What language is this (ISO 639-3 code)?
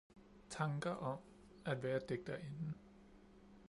dan